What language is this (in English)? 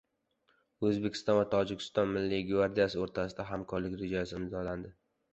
Uzbek